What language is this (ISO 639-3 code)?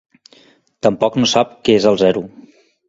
cat